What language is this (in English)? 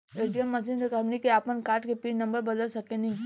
Bhojpuri